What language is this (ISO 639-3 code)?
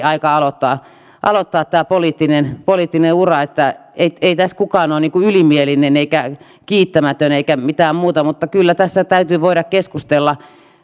fin